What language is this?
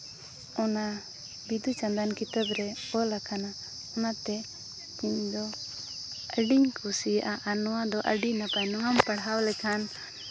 Santali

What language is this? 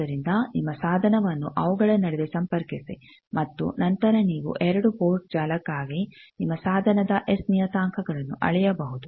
Kannada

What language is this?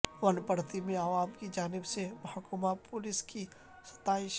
Urdu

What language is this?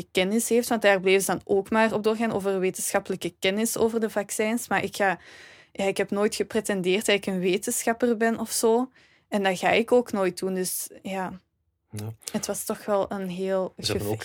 Dutch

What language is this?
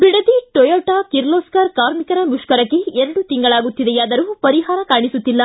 Kannada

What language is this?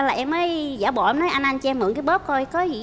Vietnamese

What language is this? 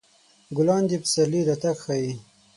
Pashto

